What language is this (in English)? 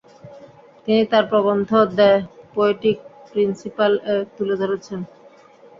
Bangla